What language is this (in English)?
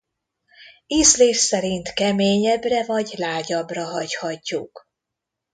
Hungarian